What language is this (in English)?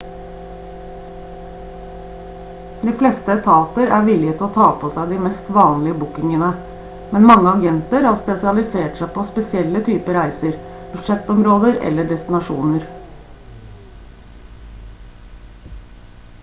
Norwegian Bokmål